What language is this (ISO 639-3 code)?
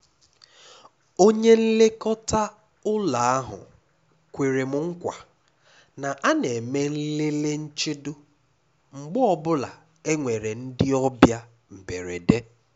ibo